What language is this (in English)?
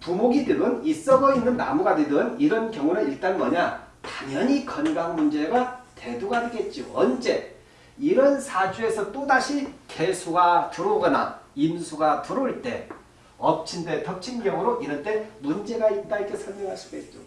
Korean